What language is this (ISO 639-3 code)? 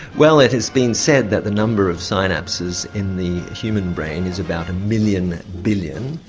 eng